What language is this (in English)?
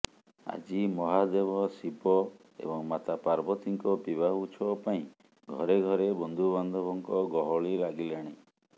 Odia